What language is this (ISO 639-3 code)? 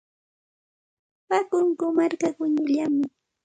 qxt